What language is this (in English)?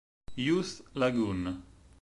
Italian